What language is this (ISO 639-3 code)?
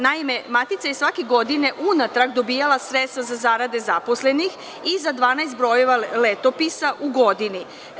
srp